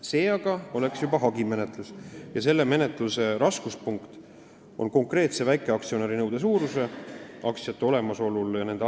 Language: Estonian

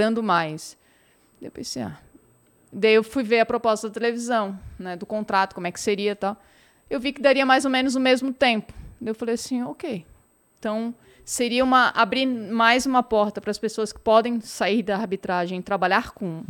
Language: Portuguese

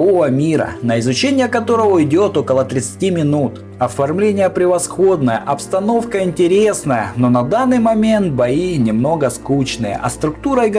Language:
Russian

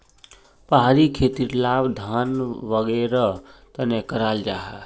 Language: Magahi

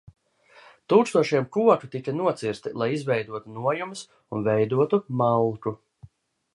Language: Latvian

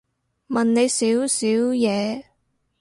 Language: Cantonese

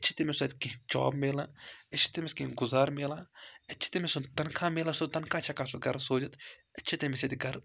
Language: Kashmiri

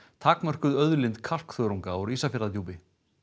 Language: Icelandic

